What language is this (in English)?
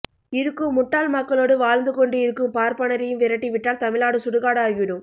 Tamil